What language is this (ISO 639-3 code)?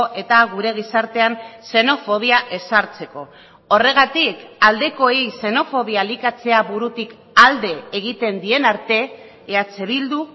eus